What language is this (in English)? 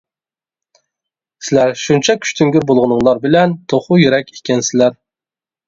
Uyghur